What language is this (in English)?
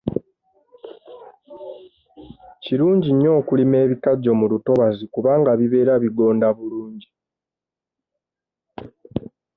Ganda